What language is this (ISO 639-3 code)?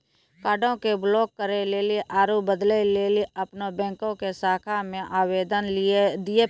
mai